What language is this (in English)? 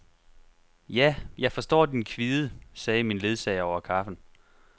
Danish